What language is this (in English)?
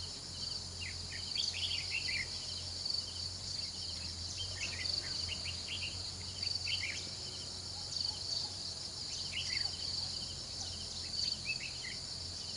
Vietnamese